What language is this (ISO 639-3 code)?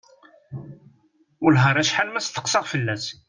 kab